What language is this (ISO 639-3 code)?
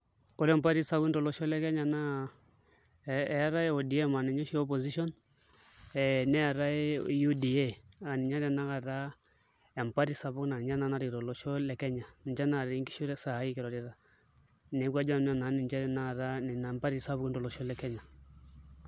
mas